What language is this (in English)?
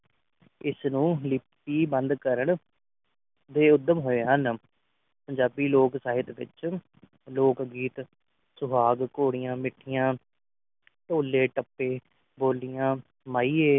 Punjabi